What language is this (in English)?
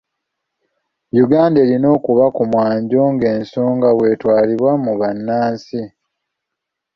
Ganda